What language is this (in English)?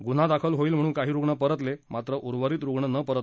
Marathi